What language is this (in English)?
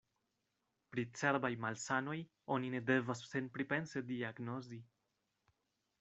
Esperanto